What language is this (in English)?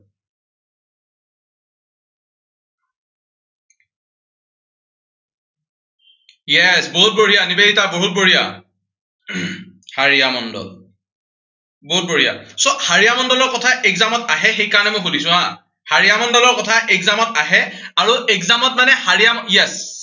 Assamese